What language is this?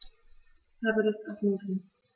German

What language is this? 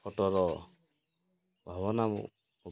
Odia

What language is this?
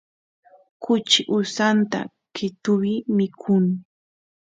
Santiago del Estero Quichua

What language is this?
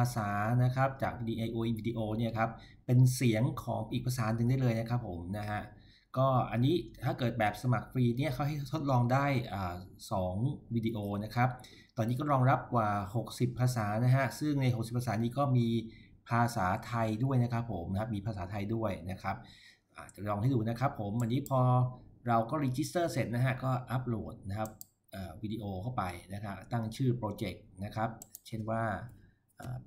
Thai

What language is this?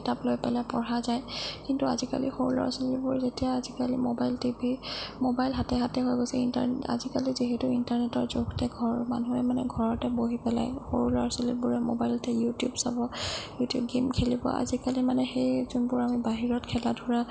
Assamese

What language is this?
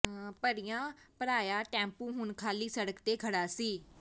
Punjabi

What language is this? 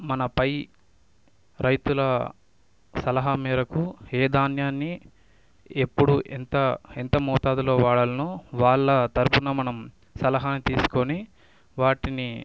Telugu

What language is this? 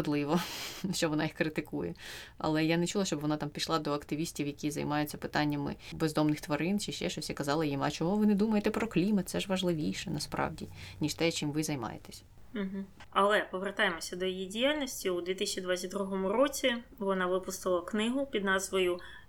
Ukrainian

